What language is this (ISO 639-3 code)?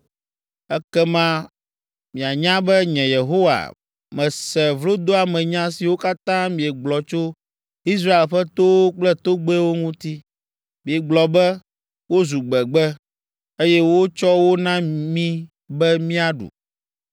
ewe